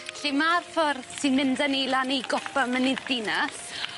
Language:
Welsh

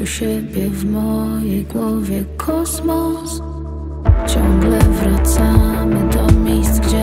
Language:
Polish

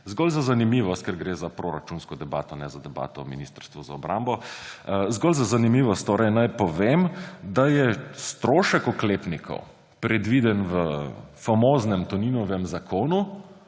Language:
Slovenian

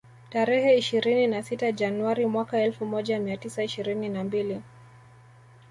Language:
Swahili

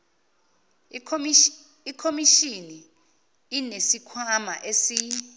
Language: Zulu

